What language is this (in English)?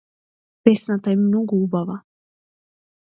Macedonian